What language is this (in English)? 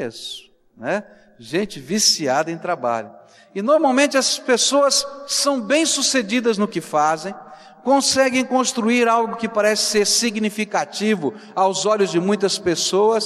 Portuguese